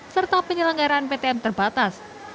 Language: Indonesian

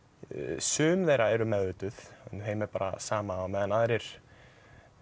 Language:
Icelandic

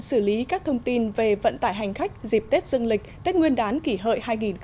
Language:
Vietnamese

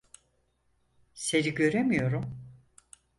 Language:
Turkish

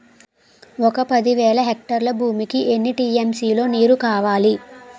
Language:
Telugu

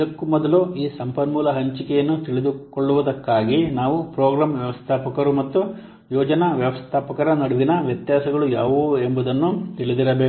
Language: Kannada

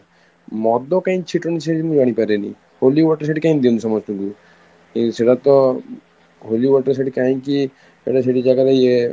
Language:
Odia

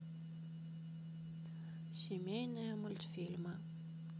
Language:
Russian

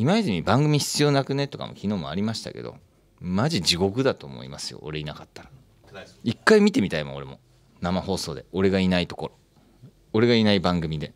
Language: Japanese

